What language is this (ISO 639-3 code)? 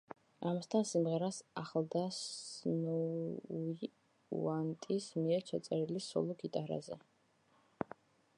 kat